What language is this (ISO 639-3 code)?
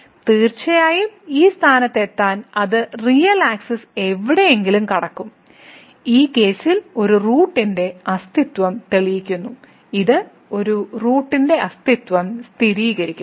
mal